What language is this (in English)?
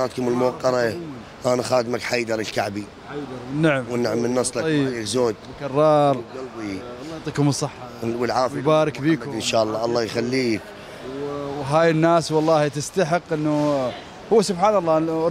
Arabic